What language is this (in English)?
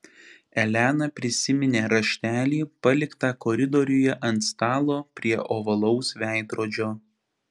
Lithuanian